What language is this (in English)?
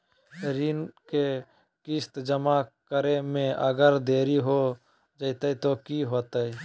Magahi